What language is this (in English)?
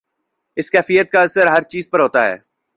Urdu